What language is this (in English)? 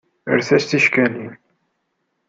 Kabyle